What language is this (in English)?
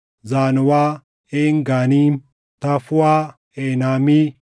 Oromo